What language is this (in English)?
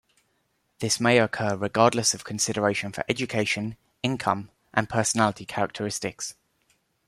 English